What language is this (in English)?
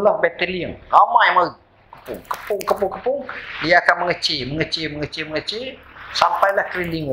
Malay